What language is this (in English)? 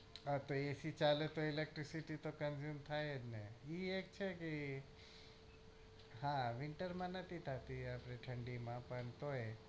Gujarati